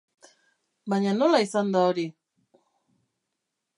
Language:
Basque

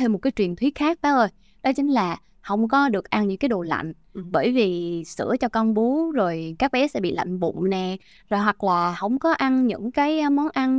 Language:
Vietnamese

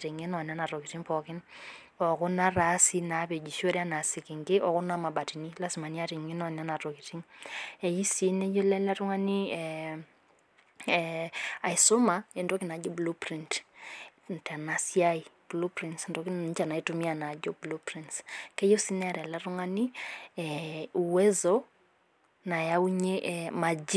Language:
Masai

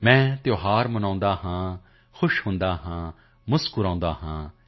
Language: Punjabi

